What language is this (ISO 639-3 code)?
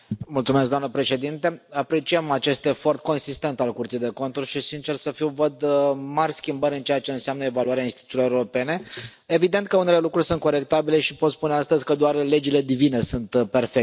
ron